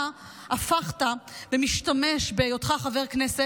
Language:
Hebrew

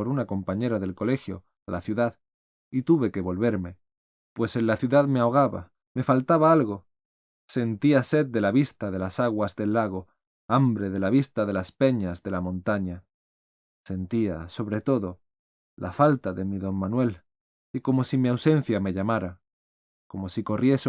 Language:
Spanish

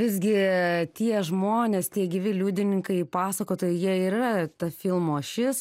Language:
Lithuanian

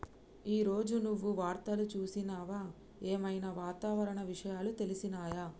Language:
Telugu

